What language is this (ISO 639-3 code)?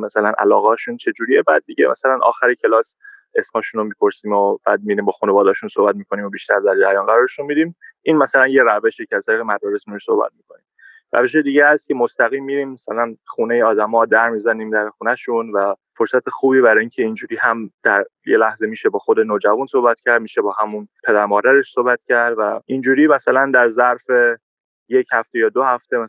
fas